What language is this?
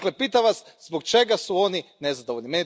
Croatian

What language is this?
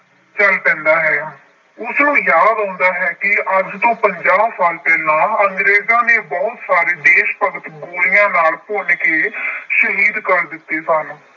Punjabi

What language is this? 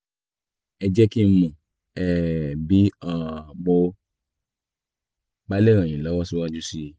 Yoruba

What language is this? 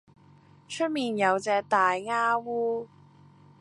Cantonese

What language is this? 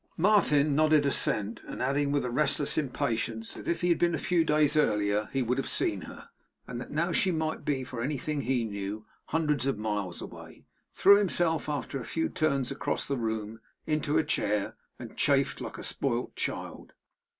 English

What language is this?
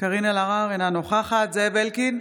Hebrew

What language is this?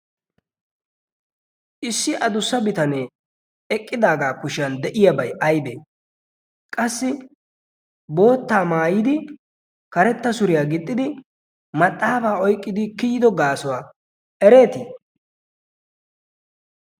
Wolaytta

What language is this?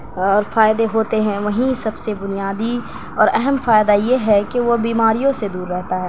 Urdu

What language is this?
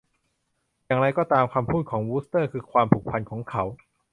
Thai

